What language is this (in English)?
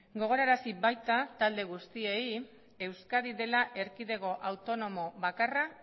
Basque